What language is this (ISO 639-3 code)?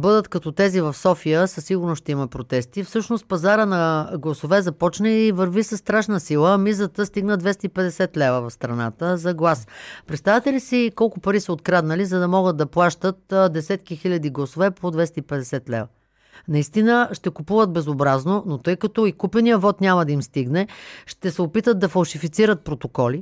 bul